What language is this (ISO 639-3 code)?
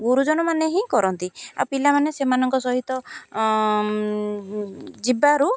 ori